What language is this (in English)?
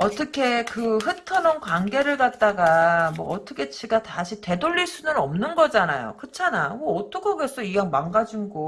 Korean